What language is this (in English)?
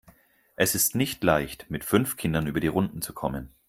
German